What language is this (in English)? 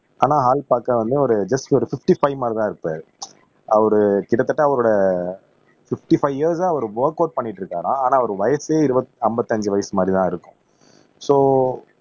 Tamil